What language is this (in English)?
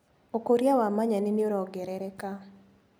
Kikuyu